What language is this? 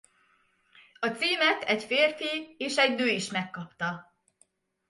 Hungarian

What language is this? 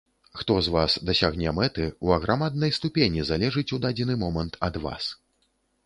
Belarusian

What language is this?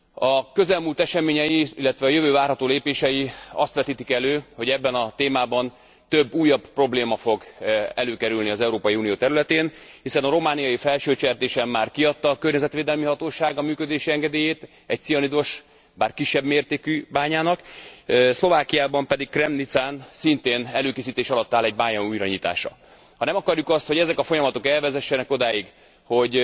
Hungarian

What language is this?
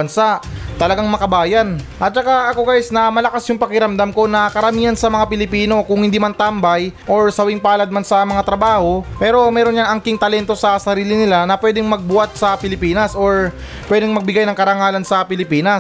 Filipino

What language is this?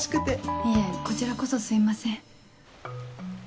Japanese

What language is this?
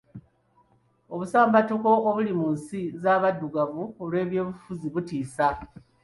Ganda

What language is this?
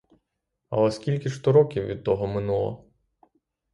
Ukrainian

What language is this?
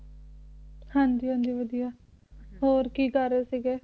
Punjabi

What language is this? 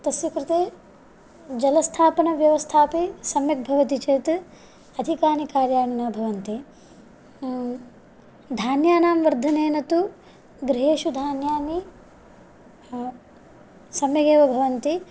Sanskrit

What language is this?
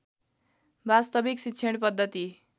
Nepali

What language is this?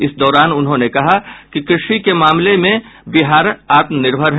Hindi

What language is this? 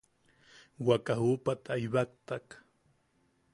Yaqui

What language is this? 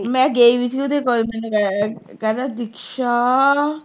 Punjabi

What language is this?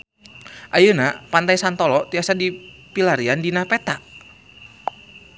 Sundanese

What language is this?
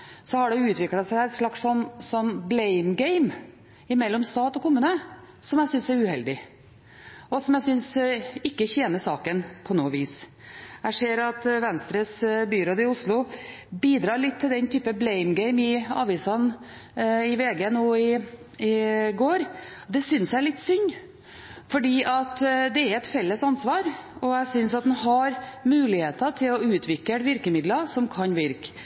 Norwegian Bokmål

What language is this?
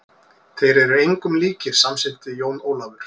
Icelandic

